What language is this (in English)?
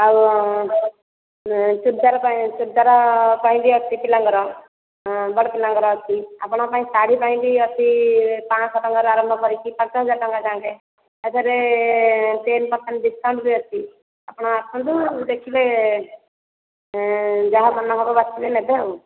Odia